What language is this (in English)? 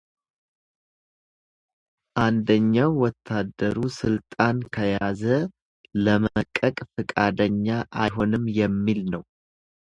Amharic